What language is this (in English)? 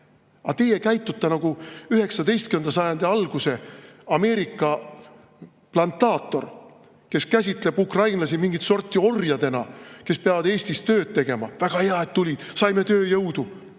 Estonian